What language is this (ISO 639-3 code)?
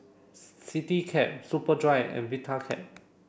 eng